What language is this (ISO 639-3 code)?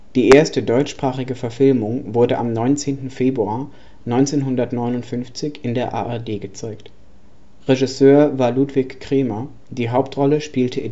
deu